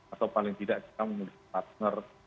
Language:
Indonesian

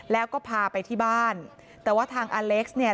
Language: Thai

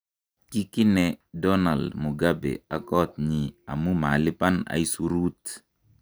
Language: Kalenjin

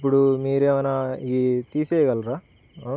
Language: Telugu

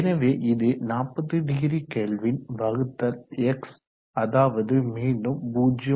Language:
Tamil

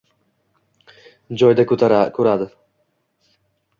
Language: Uzbek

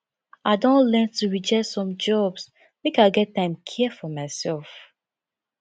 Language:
Nigerian Pidgin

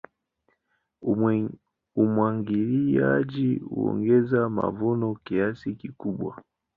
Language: Swahili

